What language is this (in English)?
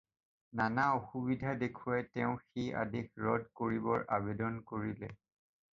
Assamese